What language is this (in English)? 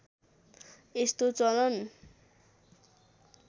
Nepali